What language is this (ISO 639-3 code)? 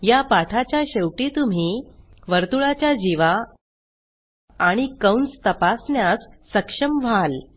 mar